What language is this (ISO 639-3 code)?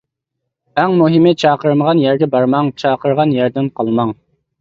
uig